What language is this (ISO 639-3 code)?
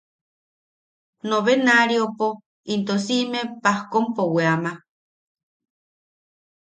yaq